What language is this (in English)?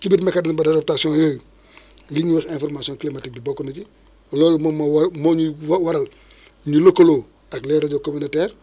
Wolof